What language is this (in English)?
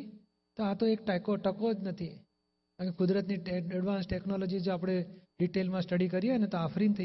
Gujarati